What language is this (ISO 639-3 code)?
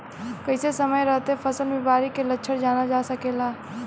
bho